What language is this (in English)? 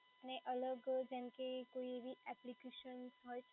Gujarati